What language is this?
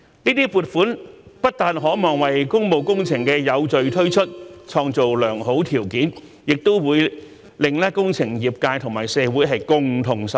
Cantonese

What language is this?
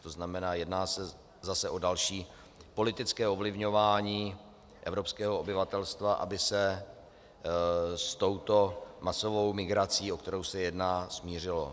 Czech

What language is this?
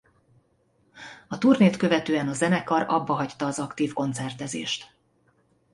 Hungarian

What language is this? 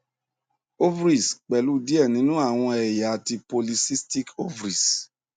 Yoruba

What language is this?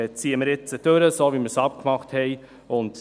Swiss German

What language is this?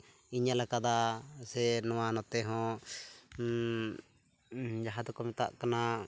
Santali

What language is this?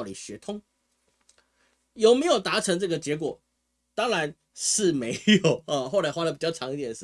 Chinese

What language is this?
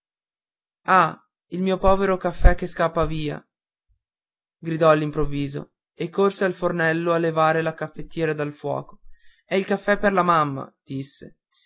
Italian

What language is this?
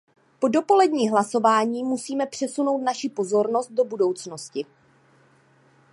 Czech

